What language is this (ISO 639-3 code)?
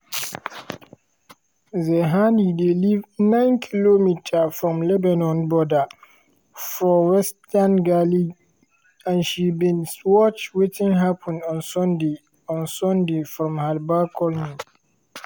pcm